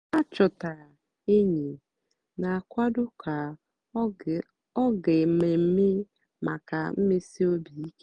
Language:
Igbo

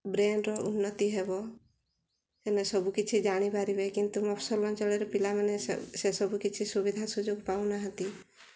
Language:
Odia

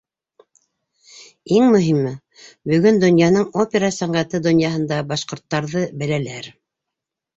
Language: Bashkir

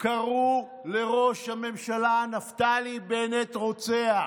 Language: Hebrew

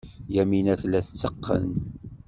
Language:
Kabyle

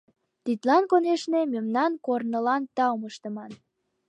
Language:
Mari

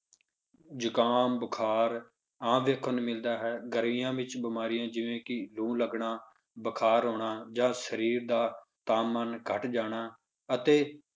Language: Punjabi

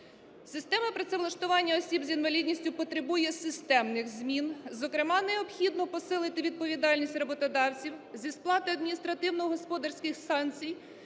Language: Ukrainian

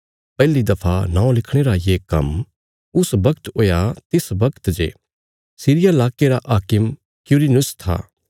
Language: Bilaspuri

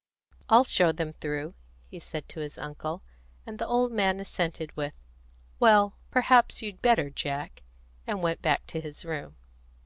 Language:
English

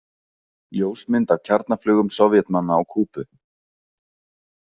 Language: Icelandic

